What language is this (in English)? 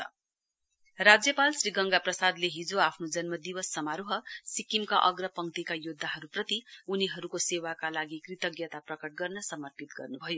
Nepali